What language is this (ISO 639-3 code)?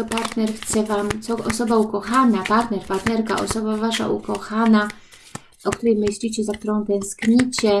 pol